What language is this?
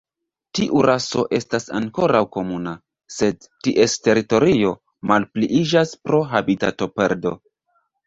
Esperanto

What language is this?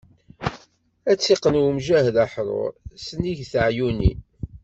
Kabyle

